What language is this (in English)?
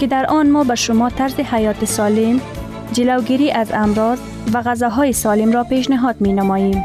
Persian